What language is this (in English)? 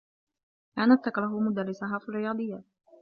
Arabic